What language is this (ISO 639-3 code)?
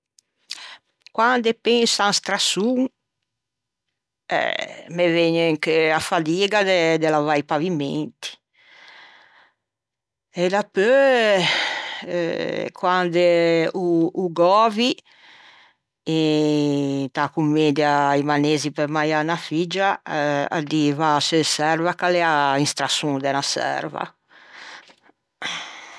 lij